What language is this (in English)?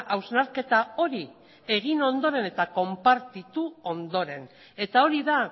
Basque